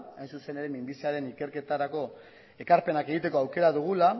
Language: Basque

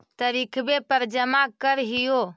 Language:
Magahi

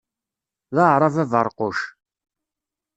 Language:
Kabyle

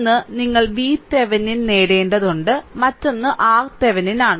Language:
Malayalam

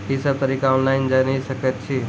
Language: Maithili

